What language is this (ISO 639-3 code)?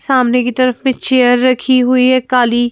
hin